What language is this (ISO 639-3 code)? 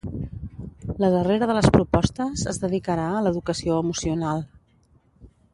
cat